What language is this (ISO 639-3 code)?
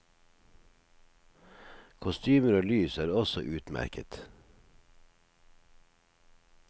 nor